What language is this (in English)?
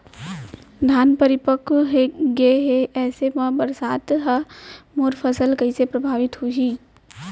Chhattisgarhi